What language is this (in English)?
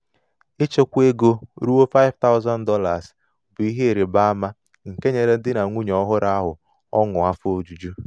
Igbo